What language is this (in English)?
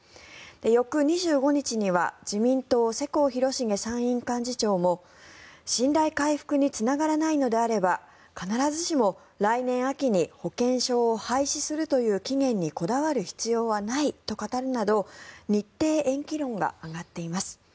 Japanese